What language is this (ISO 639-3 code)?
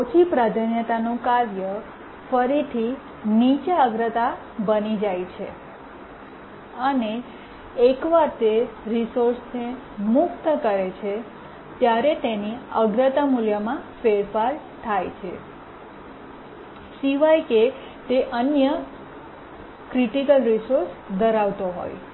guj